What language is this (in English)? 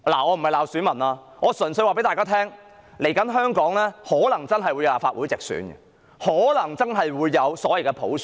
Cantonese